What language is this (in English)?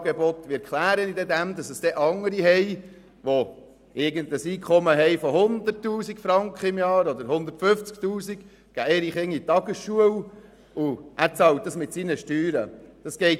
Swiss German